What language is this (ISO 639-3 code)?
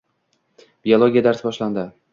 uzb